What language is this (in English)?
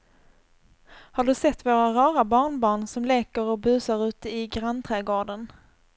Swedish